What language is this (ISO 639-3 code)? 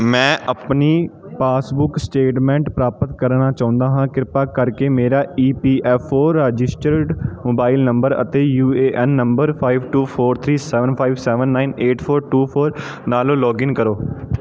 pan